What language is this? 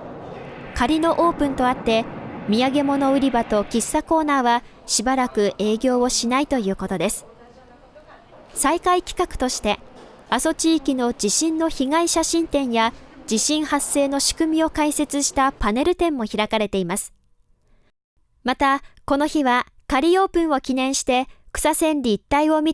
Japanese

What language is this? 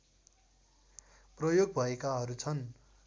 Nepali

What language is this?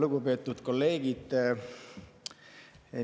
Estonian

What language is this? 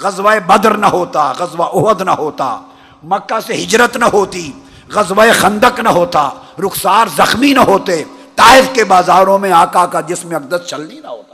Urdu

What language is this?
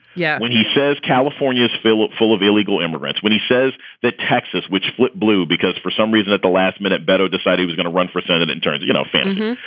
English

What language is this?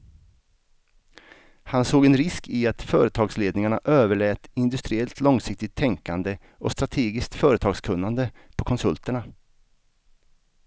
Swedish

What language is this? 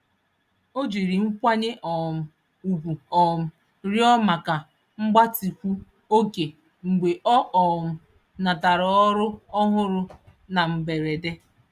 Igbo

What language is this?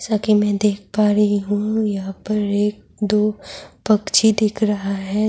Urdu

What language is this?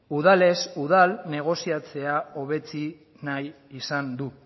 Basque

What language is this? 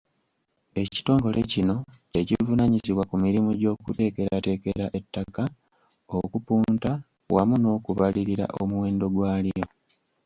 Ganda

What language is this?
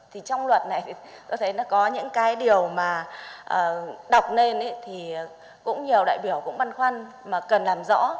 Vietnamese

